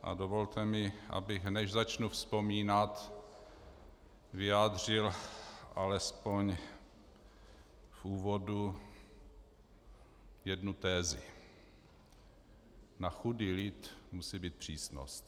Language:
Czech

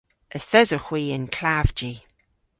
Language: Cornish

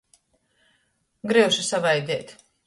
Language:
Latgalian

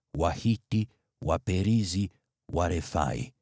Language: Swahili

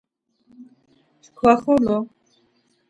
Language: Laz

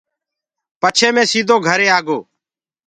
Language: Gurgula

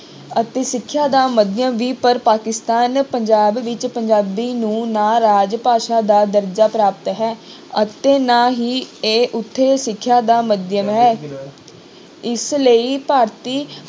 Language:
Punjabi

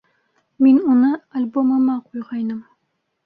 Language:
Bashkir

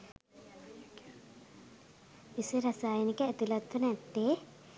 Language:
Sinhala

